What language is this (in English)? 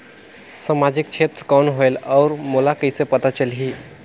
Chhattisgarhi